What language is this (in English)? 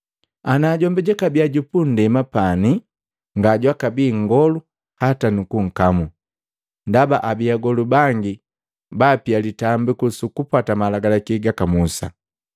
Matengo